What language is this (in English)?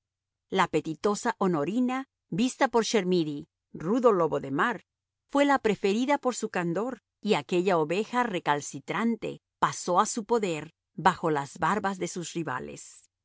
Spanish